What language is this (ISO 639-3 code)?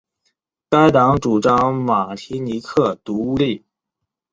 zho